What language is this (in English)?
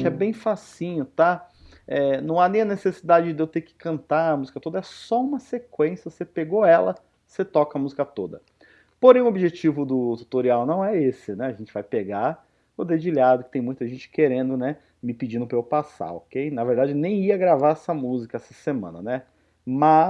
Portuguese